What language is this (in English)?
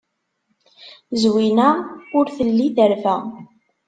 Kabyle